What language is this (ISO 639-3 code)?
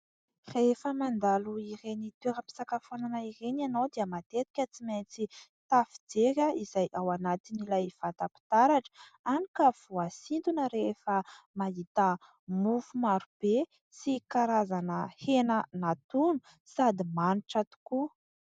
mlg